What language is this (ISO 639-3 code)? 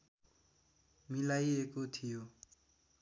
nep